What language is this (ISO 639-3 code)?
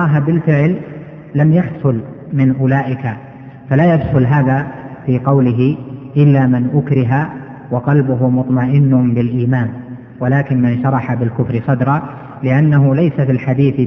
ara